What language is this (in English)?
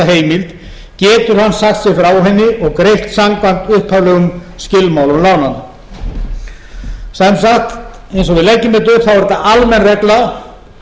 Icelandic